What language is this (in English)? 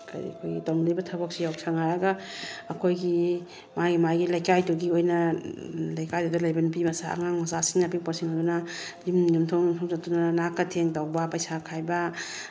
Manipuri